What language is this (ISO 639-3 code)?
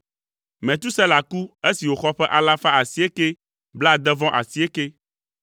ewe